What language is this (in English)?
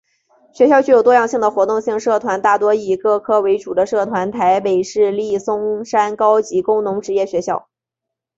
Chinese